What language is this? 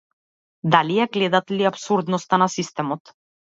Macedonian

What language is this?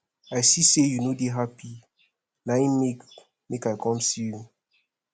Nigerian Pidgin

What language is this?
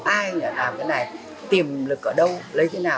Vietnamese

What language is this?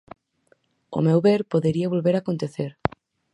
Galician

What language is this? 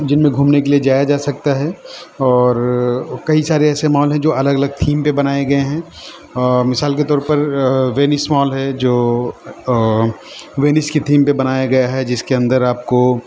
Urdu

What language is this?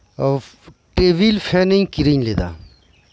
Santali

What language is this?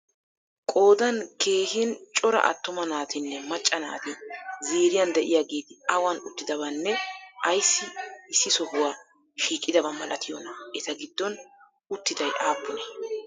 Wolaytta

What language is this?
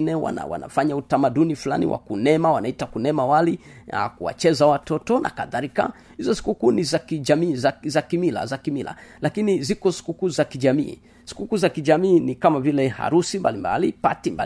Swahili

